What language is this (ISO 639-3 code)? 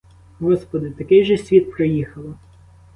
ukr